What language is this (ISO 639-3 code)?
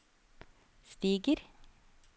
nor